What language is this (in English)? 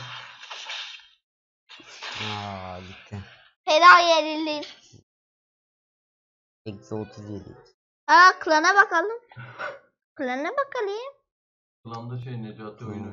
Turkish